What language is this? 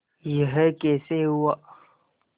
Hindi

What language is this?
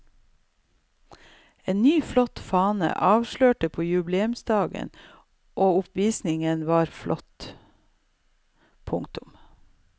Norwegian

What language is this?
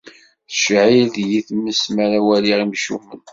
Kabyle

